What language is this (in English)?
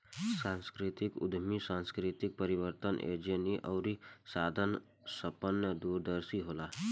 Bhojpuri